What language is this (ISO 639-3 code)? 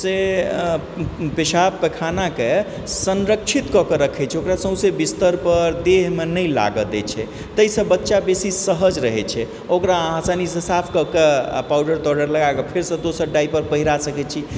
mai